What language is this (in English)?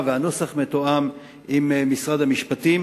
Hebrew